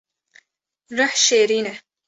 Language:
Kurdish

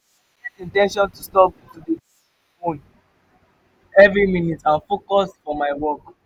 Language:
Nigerian Pidgin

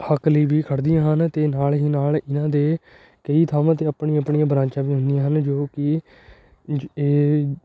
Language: Punjabi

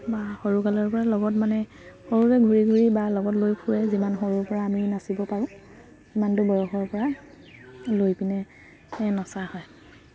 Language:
Assamese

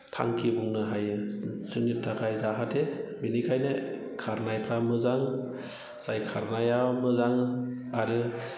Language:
Bodo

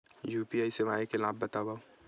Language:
Chhattisgarhi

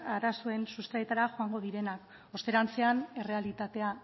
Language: Basque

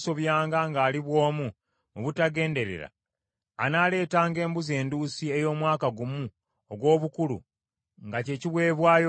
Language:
Ganda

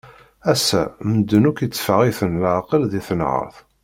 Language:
Kabyle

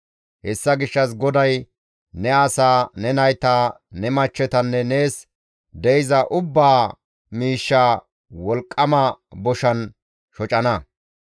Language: Gamo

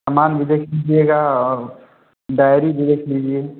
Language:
Hindi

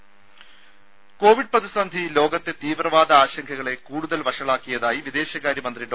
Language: Malayalam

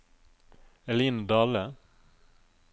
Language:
Norwegian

